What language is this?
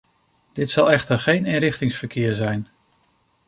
Dutch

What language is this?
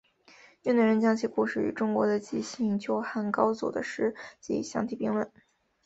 Chinese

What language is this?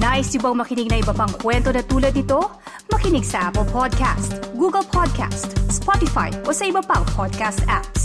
Filipino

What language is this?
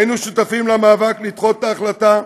Hebrew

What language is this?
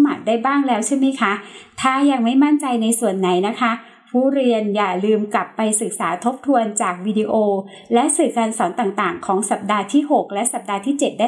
Thai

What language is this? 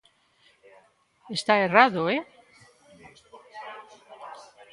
Galician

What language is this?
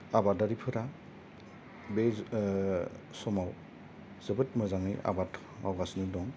Bodo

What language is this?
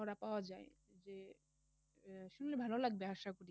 Bangla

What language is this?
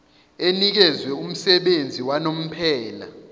Zulu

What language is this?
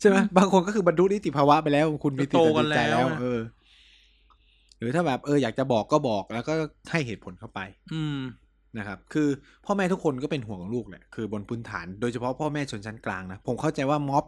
Thai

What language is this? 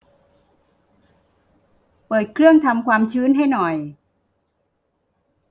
Thai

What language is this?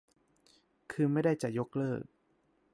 Thai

